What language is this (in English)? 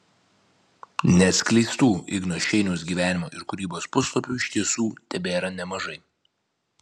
Lithuanian